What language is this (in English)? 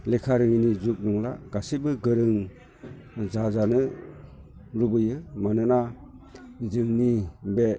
Bodo